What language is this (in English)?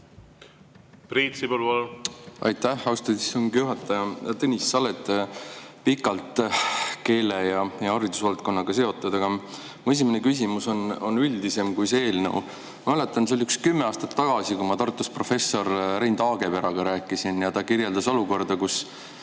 Estonian